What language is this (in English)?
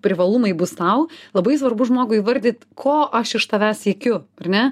Lithuanian